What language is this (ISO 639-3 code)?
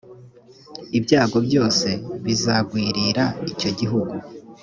kin